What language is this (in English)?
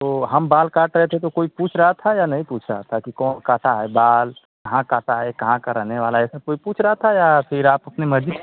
Hindi